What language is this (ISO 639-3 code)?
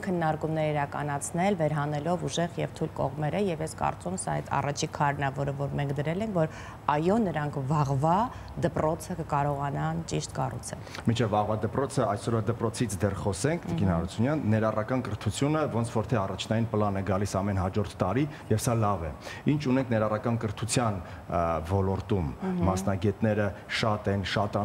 ron